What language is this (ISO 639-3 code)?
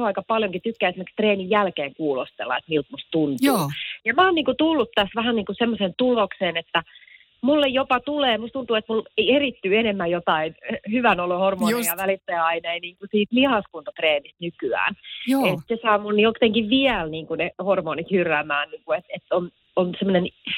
fin